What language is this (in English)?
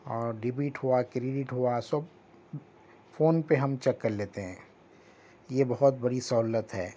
Urdu